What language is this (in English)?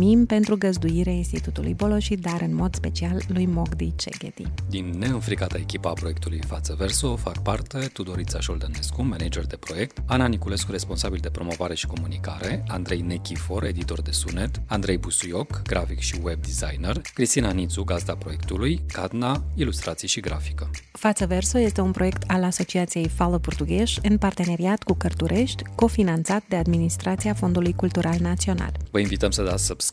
Romanian